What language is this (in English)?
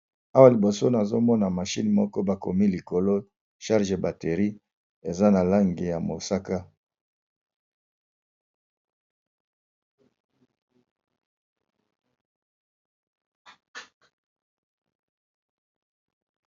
Lingala